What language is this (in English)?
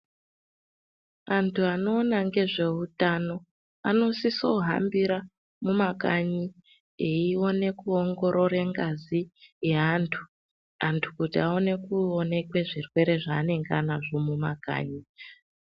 Ndau